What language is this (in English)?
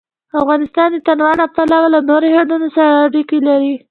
Pashto